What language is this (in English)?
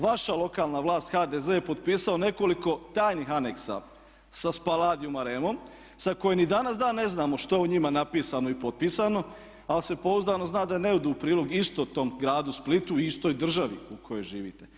Croatian